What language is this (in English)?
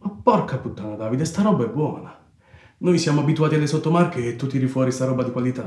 Italian